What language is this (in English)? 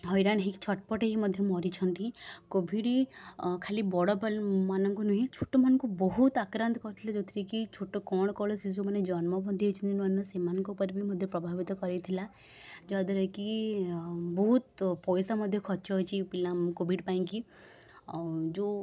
Odia